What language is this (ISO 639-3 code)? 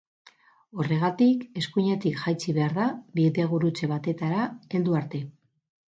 eus